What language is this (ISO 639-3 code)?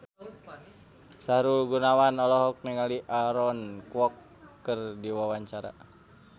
sun